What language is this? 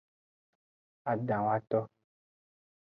Aja (Benin)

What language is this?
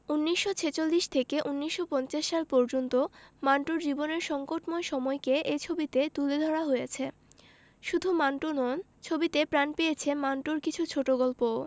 Bangla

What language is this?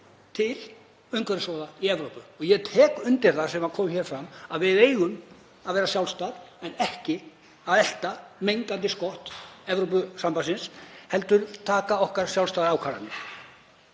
Icelandic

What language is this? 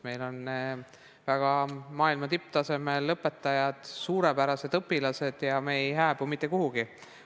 Estonian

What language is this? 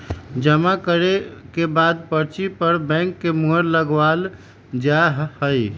Magahi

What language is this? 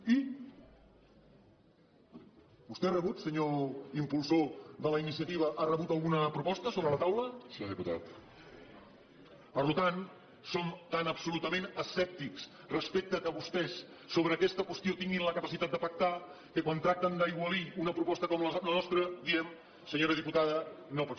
Catalan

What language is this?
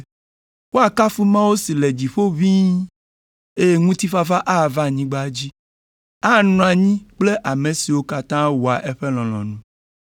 Ewe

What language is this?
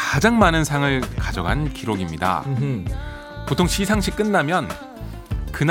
Korean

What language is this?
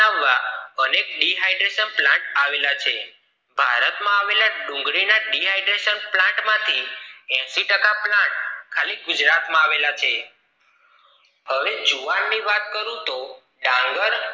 Gujarati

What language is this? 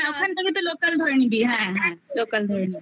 Bangla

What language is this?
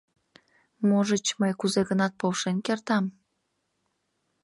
Mari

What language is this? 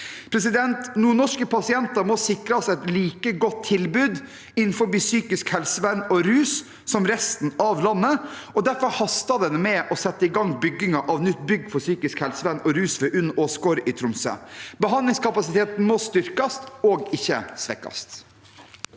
Norwegian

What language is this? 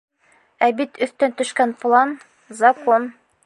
Bashkir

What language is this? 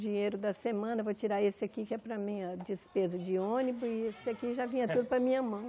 Portuguese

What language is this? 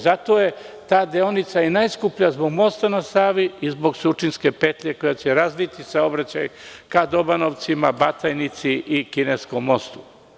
Serbian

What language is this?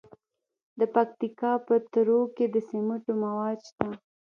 Pashto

